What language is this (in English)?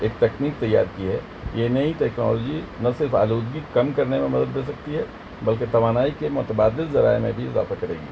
Urdu